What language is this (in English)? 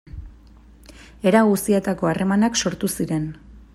Basque